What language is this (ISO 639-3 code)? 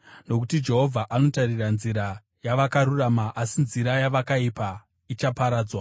sna